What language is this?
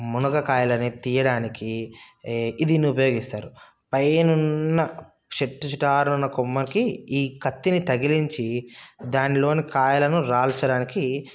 Telugu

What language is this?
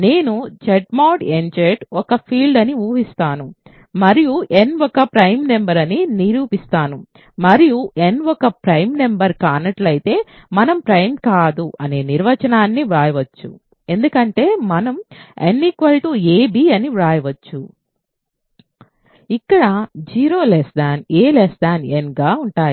Telugu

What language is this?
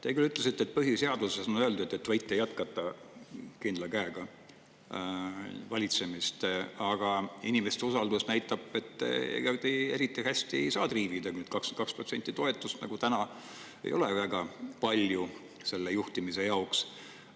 Estonian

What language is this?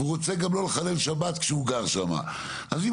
Hebrew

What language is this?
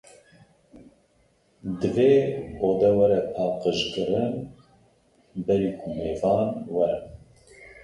Kurdish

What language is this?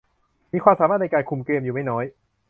Thai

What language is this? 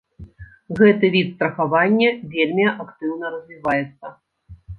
Belarusian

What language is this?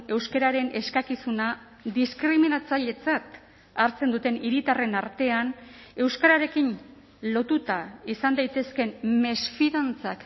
Basque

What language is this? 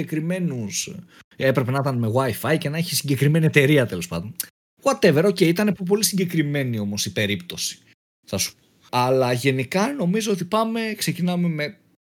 Greek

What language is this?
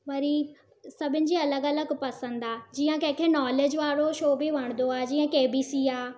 Sindhi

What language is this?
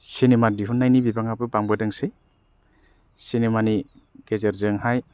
Bodo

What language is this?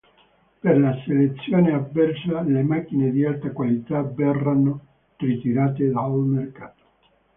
Italian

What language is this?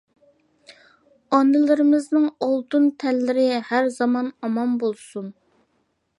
Uyghur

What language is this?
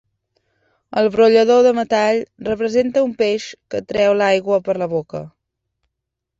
Catalan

